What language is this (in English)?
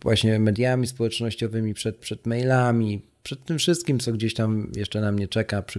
Polish